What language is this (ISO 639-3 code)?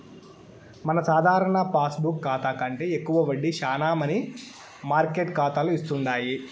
tel